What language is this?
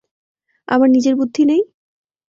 Bangla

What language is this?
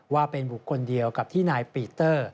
Thai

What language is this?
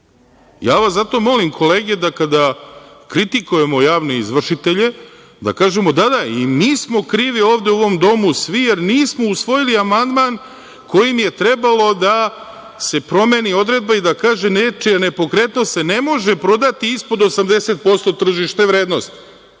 Serbian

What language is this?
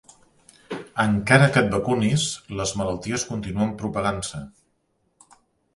Catalan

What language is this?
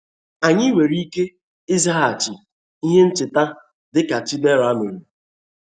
Igbo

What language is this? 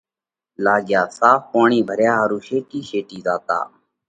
Parkari Koli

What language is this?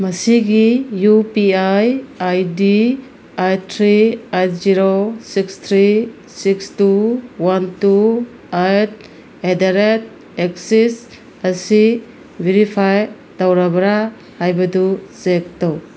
Manipuri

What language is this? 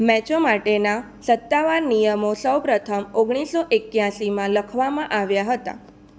Gujarati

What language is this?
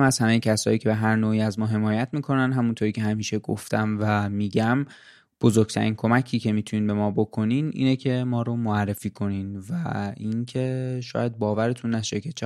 Persian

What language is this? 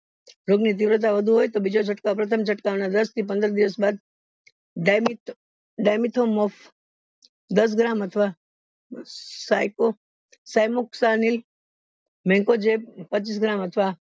Gujarati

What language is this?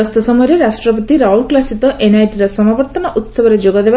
Odia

